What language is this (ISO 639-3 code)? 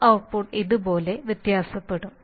mal